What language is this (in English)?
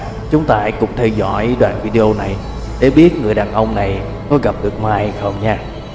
Vietnamese